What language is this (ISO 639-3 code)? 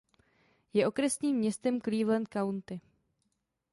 ces